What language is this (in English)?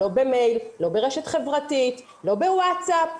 Hebrew